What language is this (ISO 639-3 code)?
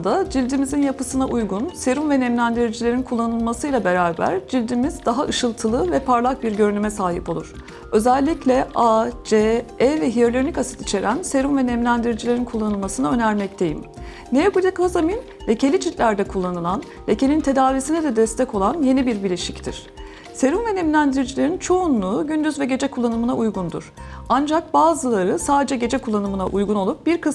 tur